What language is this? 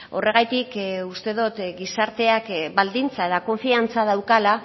Basque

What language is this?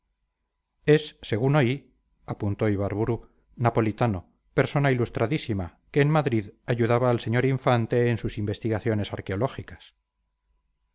Spanish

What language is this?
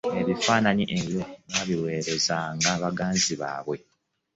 Ganda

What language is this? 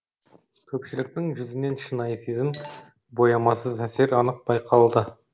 Kazakh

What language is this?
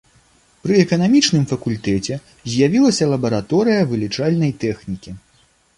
Belarusian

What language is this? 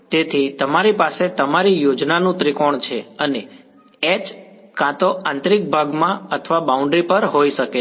Gujarati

